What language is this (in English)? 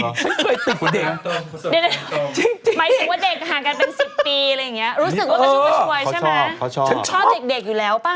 Thai